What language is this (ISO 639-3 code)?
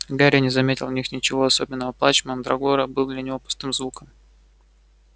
rus